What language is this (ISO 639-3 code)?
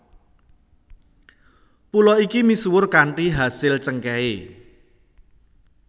jav